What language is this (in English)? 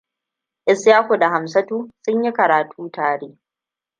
Hausa